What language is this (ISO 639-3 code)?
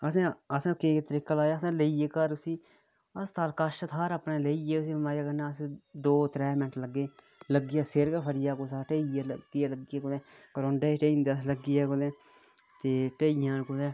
doi